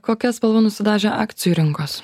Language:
Lithuanian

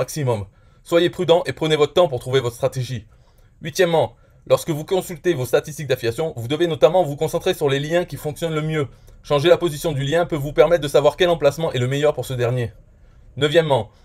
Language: French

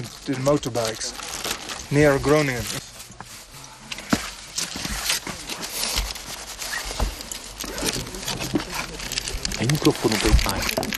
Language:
Romanian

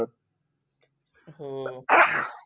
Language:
Marathi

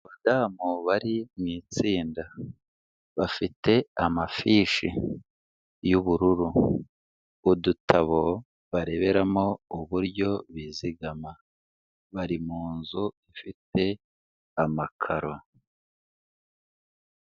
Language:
Kinyarwanda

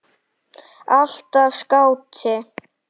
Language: Icelandic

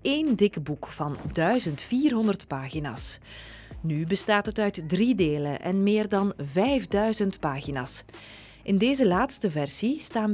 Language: Dutch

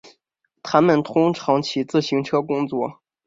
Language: Chinese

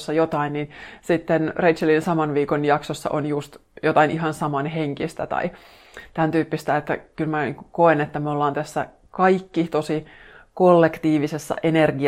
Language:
Finnish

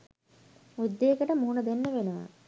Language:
Sinhala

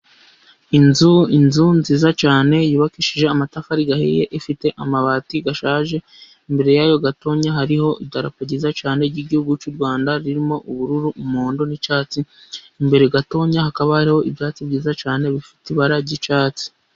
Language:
Kinyarwanda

